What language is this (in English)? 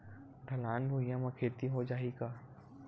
Chhattisgarhi